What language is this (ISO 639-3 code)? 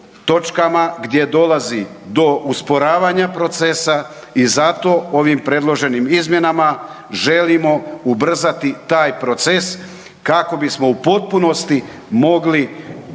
hrv